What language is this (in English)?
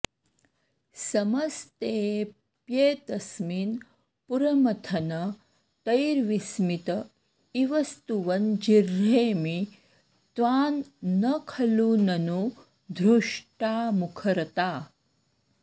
Sanskrit